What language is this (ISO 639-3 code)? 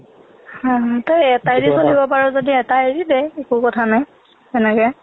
asm